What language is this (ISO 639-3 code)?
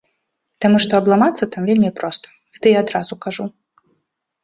bel